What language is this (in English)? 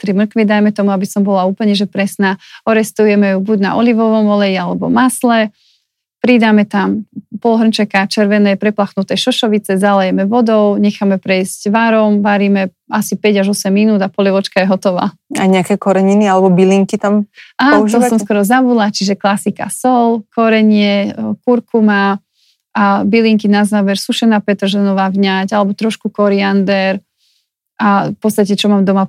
Slovak